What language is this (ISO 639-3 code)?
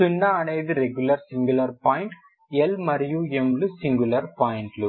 tel